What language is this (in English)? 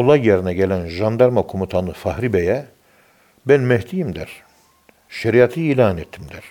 Turkish